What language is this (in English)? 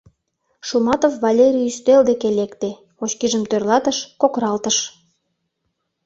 Mari